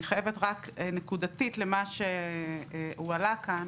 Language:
Hebrew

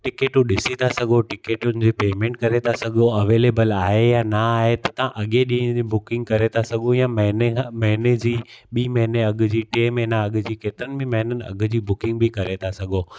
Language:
Sindhi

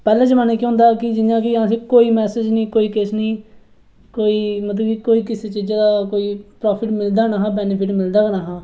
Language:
Dogri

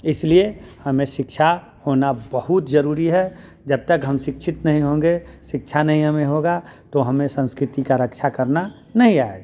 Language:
Hindi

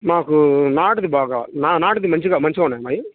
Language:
Telugu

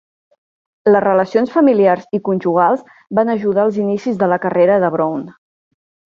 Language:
Catalan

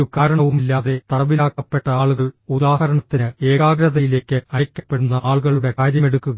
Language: Malayalam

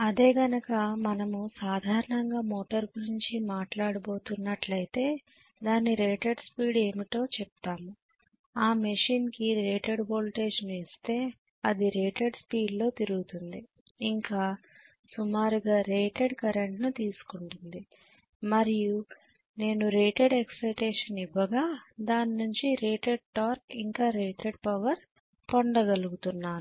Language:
Telugu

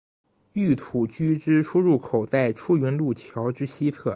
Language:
Chinese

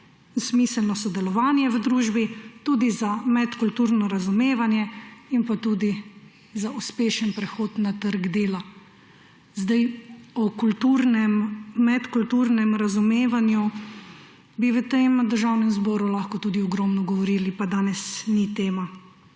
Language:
Slovenian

